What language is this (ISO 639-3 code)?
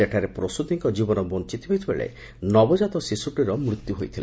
ori